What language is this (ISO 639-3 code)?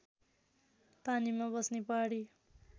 nep